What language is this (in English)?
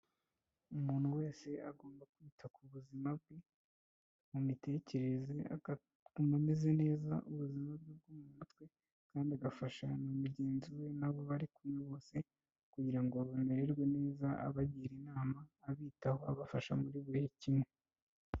Kinyarwanda